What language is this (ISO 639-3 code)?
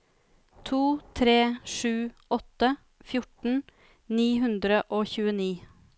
nor